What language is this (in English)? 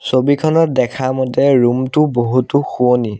Assamese